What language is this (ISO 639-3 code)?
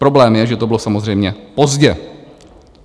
ces